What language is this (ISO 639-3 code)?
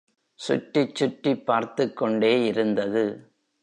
tam